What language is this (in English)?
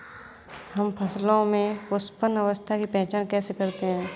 Hindi